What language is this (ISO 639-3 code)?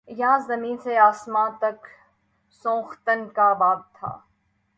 urd